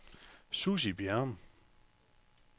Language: Danish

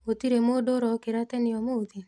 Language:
Kikuyu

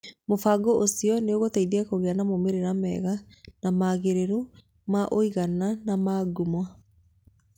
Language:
Kikuyu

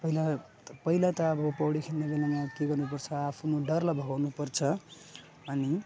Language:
Nepali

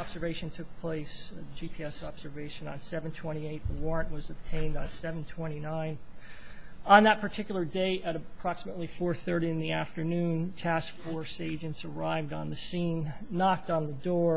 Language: English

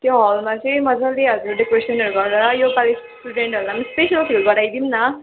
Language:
Nepali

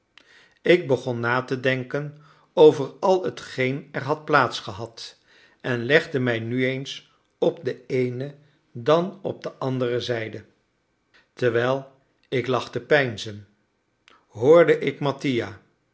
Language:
Dutch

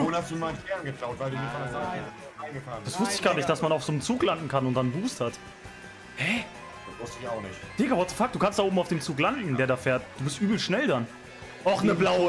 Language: German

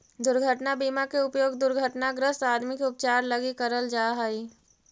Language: Magahi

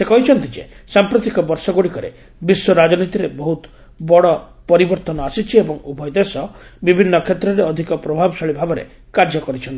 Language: Odia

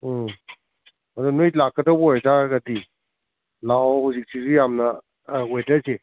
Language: Manipuri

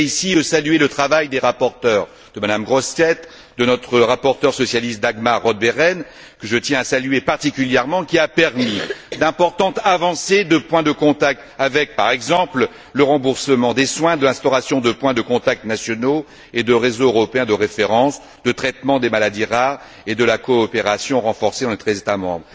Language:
French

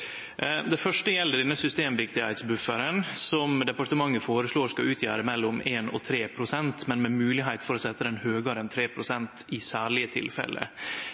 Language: Norwegian Nynorsk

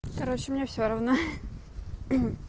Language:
Russian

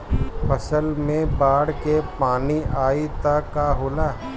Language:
Bhojpuri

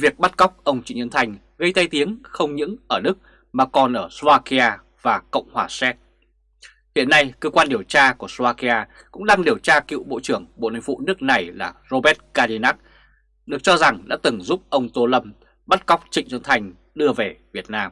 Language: Vietnamese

